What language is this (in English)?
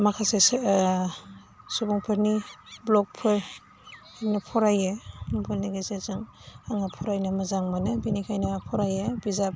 Bodo